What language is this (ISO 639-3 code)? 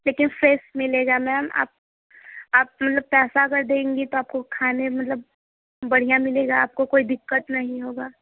hin